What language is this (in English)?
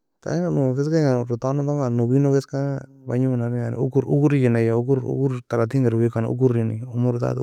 Nobiin